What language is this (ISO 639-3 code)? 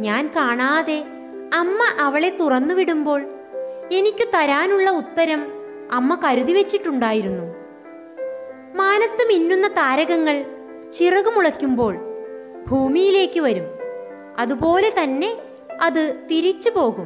vie